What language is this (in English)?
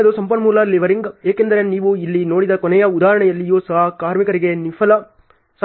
Kannada